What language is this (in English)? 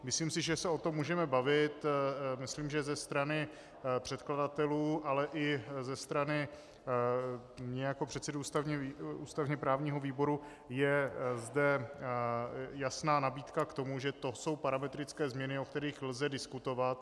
Czech